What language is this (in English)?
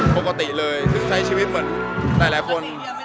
Thai